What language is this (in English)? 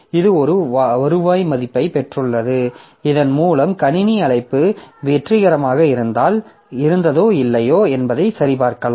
Tamil